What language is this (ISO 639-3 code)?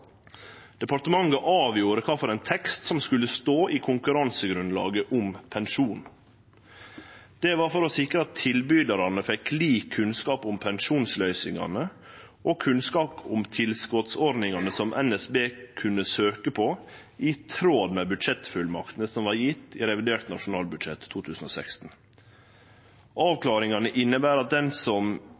nno